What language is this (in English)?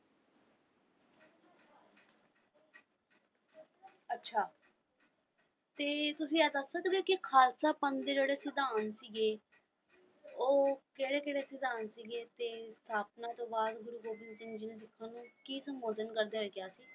Punjabi